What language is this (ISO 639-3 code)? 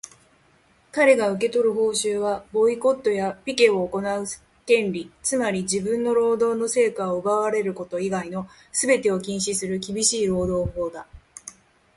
jpn